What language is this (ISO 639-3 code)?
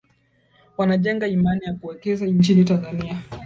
swa